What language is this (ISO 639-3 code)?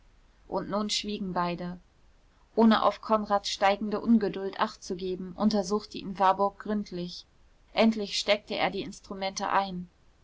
deu